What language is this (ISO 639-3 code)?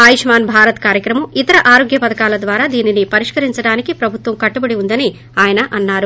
tel